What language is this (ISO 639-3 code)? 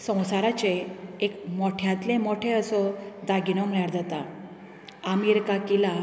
kok